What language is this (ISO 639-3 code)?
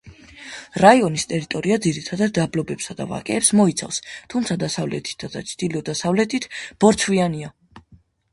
kat